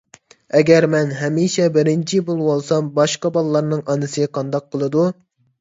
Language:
Uyghur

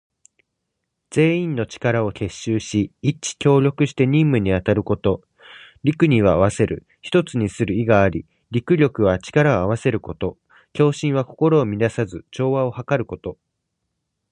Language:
Japanese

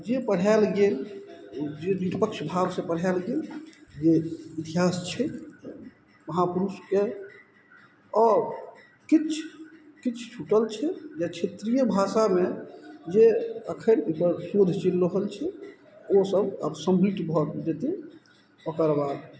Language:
Maithili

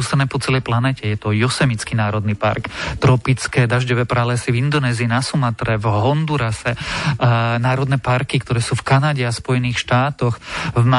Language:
Slovak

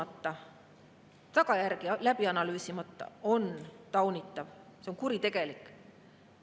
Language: Estonian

